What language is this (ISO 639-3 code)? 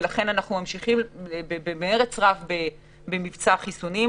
heb